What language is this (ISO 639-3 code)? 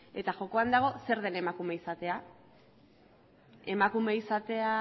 eus